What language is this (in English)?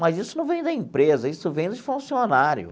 Portuguese